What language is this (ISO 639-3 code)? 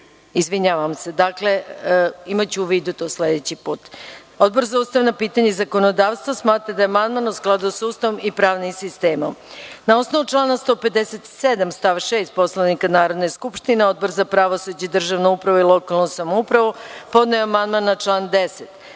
srp